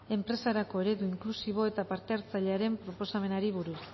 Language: Basque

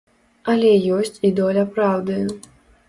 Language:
Belarusian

